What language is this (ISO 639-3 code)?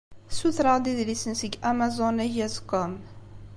kab